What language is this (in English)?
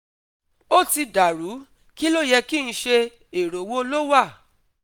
Yoruba